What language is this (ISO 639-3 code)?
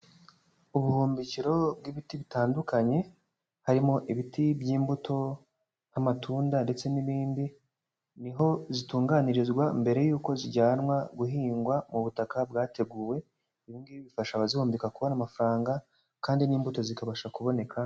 kin